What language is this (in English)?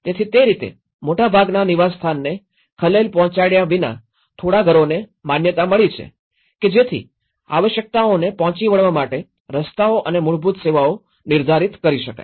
Gujarati